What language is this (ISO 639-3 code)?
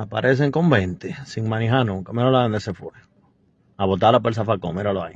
spa